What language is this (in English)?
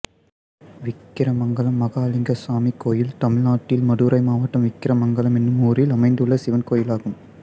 Tamil